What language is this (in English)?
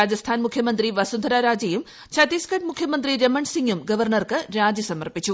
Malayalam